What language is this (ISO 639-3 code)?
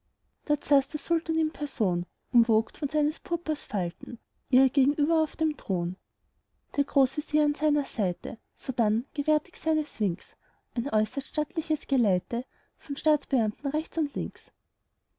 deu